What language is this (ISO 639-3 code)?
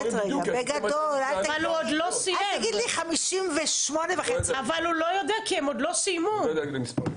heb